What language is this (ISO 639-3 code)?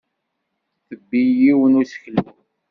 kab